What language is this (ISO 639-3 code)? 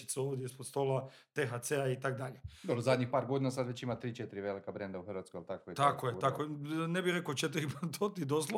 hrv